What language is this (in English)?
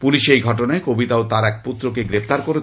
Bangla